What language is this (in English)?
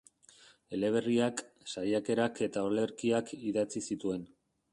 Basque